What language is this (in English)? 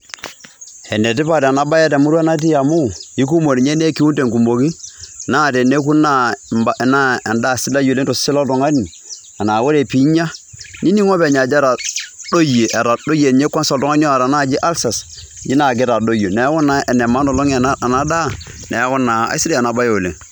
Masai